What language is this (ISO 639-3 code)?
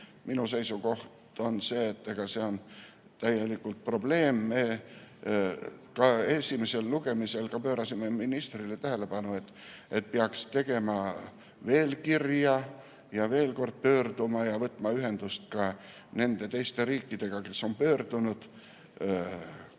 est